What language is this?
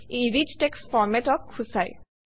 Assamese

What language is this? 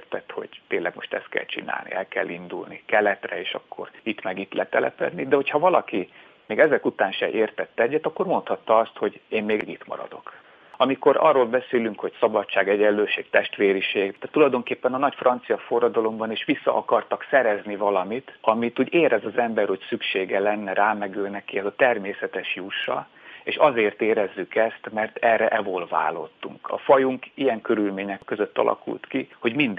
Hungarian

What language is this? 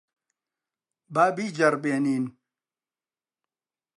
Central Kurdish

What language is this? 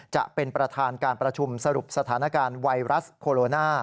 Thai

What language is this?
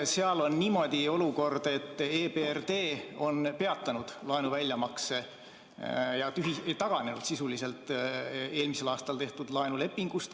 Estonian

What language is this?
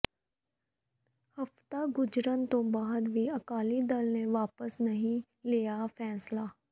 Punjabi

